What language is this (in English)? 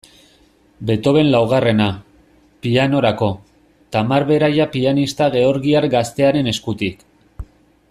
Basque